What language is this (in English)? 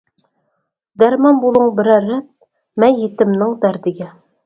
Uyghur